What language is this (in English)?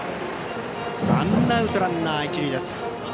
Japanese